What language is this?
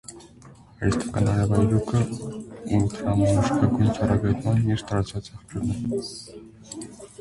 Armenian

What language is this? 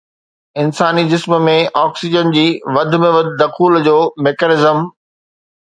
Sindhi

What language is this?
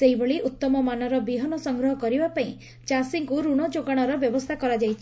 Odia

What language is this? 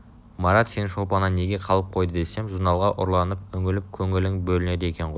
Kazakh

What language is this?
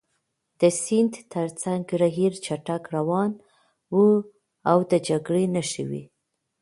Pashto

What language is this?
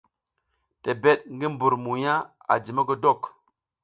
South Giziga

